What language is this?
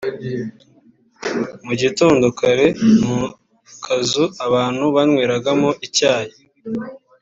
Kinyarwanda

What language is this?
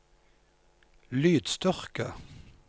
Norwegian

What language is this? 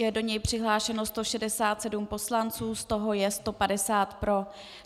Czech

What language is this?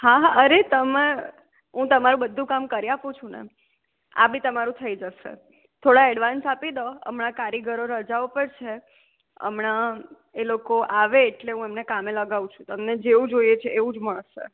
Gujarati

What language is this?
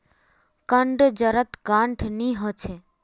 Magahi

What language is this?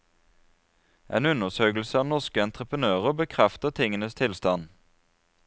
Norwegian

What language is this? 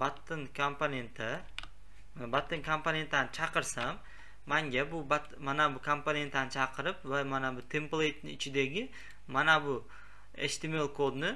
Turkish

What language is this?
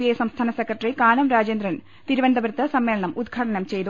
Malayalam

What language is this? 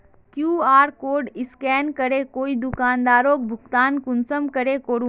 Magahi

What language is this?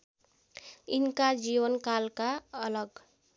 Nepali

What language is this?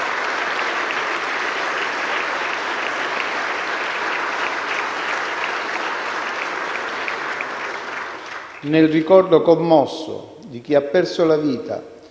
Italian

